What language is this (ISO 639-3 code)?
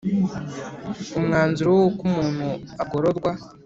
kin